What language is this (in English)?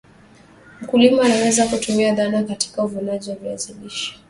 Swahili